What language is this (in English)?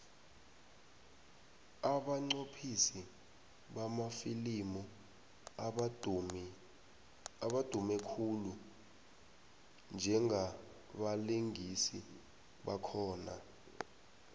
South Ndebele